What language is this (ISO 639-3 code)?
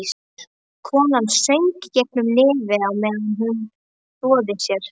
isl